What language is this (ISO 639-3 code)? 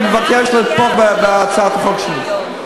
heb